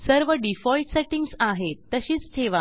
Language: Marathi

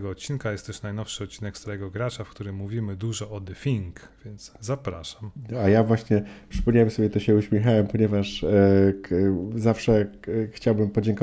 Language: Polish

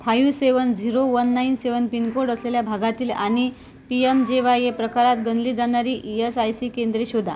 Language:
Marathi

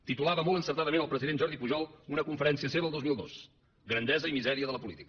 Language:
Catalan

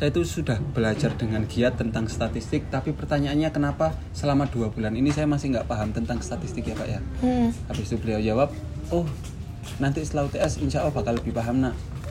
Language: Indonesian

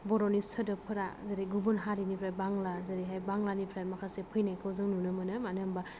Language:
Bodo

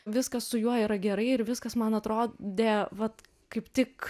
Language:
Lithuanian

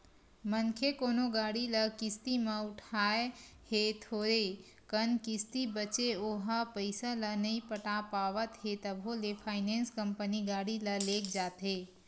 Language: Chhattisgarhi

